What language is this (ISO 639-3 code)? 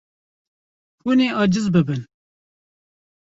kur